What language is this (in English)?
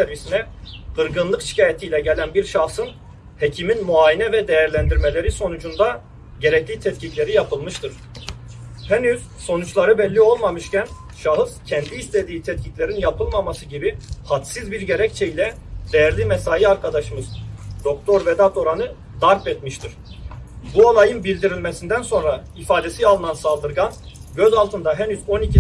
Turkish